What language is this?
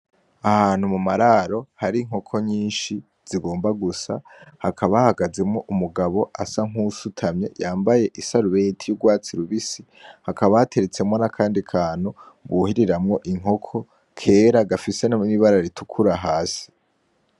Rundi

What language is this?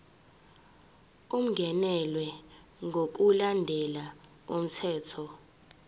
Zulu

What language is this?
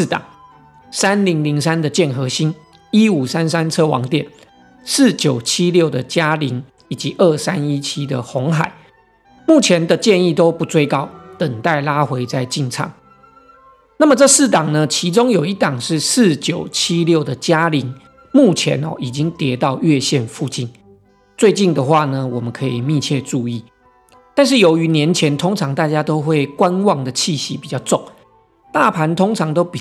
Chinese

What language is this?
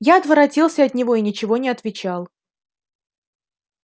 Russian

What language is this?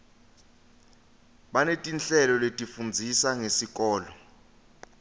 Swati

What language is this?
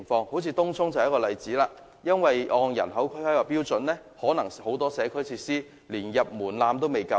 Cantonese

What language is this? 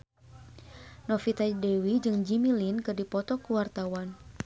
Sundanese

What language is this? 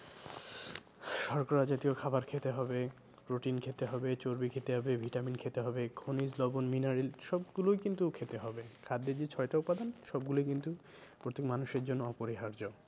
Bangla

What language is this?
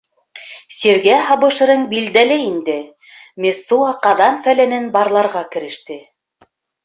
Bashkir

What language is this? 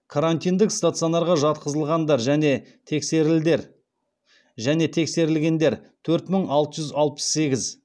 Kazakh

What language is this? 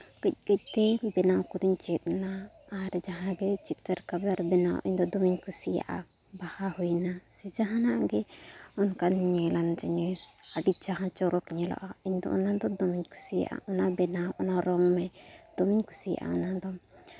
Santali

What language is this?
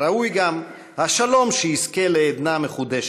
Hebrew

